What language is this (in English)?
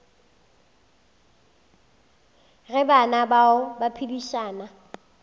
Northern Sotho